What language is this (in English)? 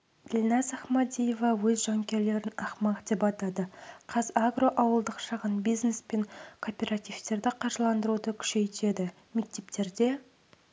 Kazakh